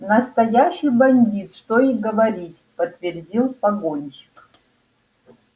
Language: Russian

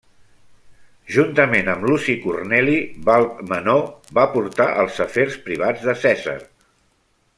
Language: Catalan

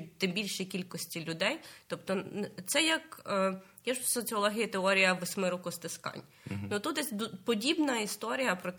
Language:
Ukrainian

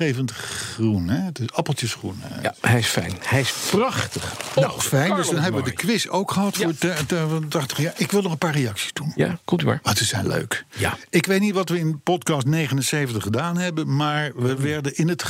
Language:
Dutch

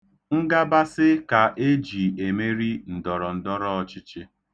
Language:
Igbo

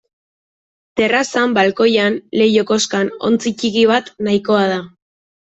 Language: Basque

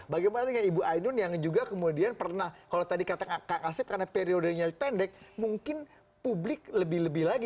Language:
Indonesian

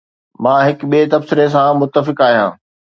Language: Sindhi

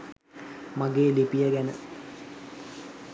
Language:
Sinhala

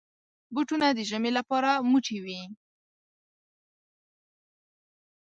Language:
Pashto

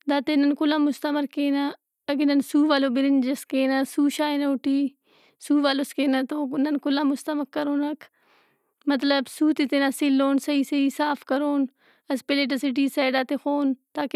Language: Brahui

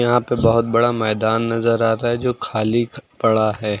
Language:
Hindi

